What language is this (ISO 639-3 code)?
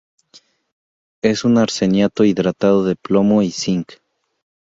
spa